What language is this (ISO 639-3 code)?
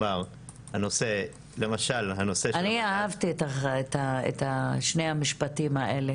heb